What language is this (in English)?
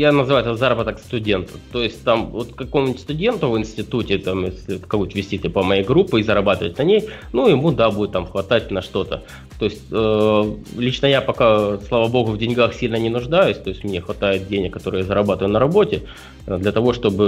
Russian